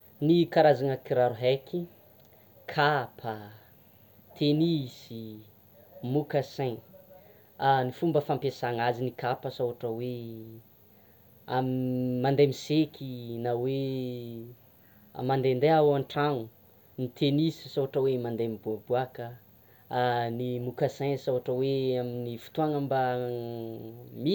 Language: Tsimihety Malagasy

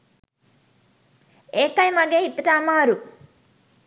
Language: Sinhala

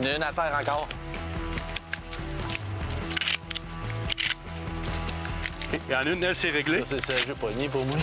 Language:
French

